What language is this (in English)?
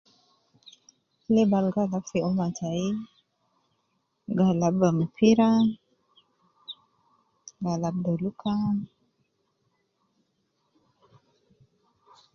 Nubi